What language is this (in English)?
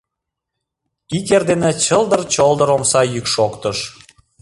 Mari